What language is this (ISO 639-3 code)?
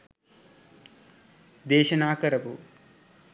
sin